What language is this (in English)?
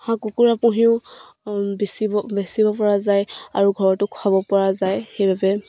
Assamese